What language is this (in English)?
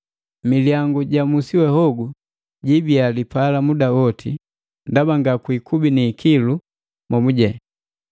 Matengo